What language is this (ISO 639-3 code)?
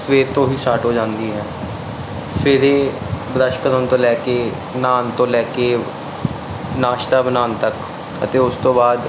pan